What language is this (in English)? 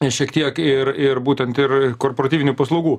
Lithuanian